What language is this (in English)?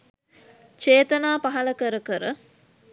Sinhala